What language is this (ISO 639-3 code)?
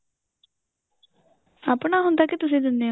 pan